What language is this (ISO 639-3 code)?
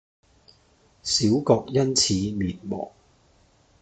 yue